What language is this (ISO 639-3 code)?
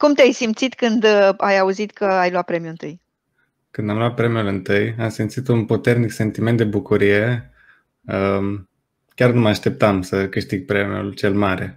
ron